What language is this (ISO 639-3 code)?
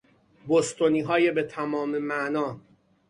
fas